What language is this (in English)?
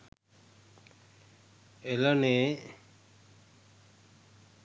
Sinhala